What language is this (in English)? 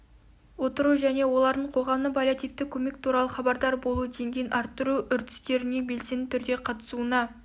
Kazakh